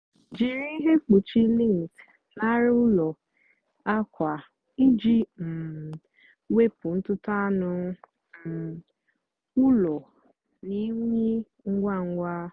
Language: Igbo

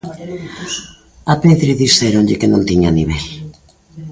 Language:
Galician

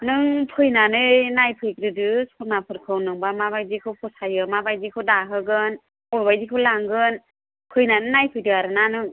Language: Bodo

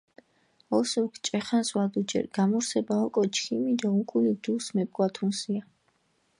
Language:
Mingrelian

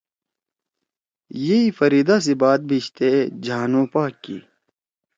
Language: Torwali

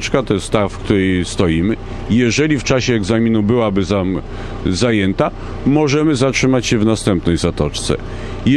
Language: Polish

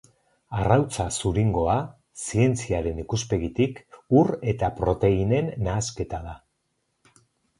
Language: Basque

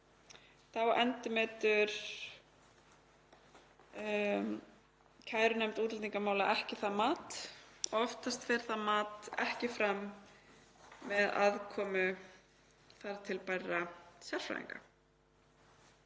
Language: Icelandic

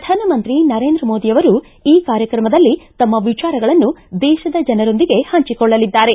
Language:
Kannada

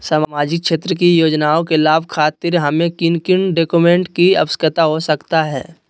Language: Magahi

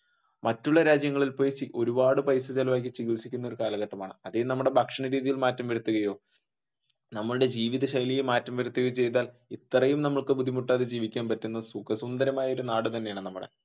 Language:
Malayalam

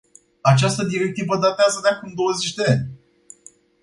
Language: Romanian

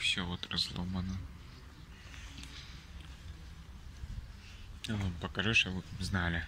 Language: Russian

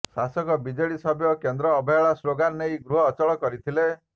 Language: Odia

